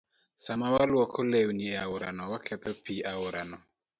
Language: Luo (Kenya and Tanzania)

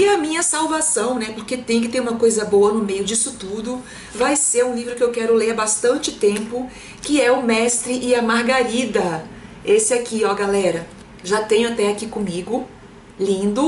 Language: Portuguese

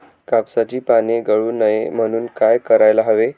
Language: Marathi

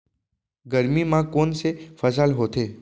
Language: Chhattisgarhi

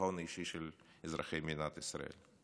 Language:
Hebrew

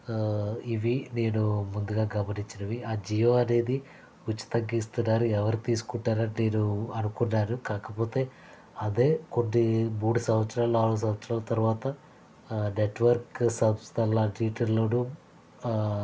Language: Telugu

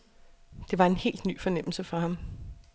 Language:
Danish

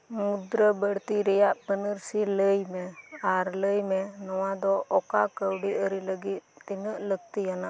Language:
Santali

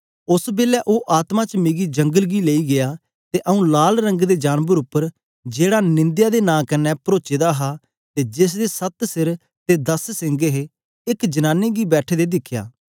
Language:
Dogri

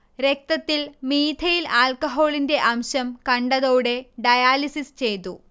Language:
Malayalam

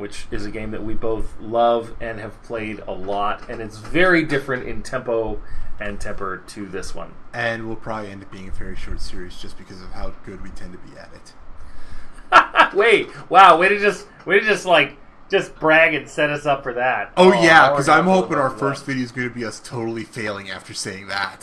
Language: English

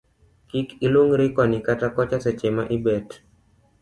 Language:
Luo (Kenya and Tanzania)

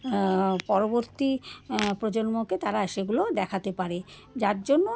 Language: Bangla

